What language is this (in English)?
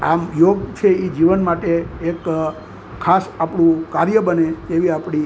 Gujarati